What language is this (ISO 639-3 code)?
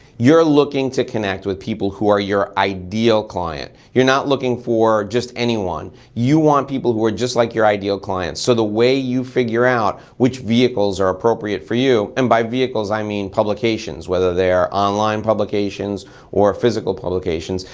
eng